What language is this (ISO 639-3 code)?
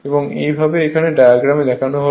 ben